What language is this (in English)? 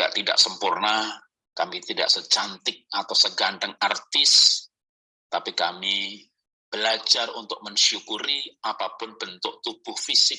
Indonesian